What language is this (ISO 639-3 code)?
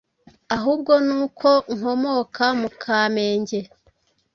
kin